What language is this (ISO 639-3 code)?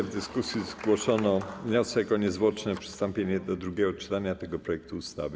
pol